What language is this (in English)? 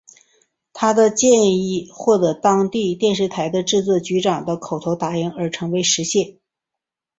Chinese